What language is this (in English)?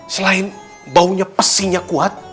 Indonesian